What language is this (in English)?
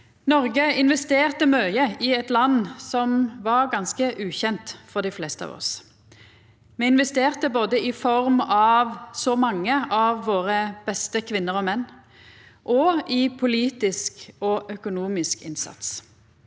Norwegian